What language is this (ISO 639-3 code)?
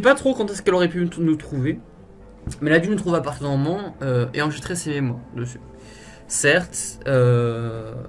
fra